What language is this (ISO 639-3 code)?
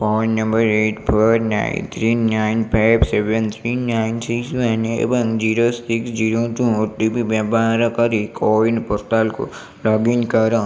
ori